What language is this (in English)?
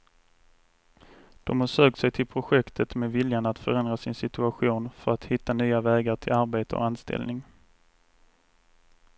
Swedish